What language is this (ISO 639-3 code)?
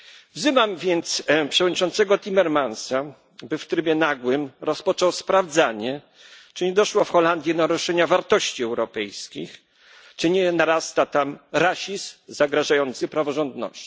pol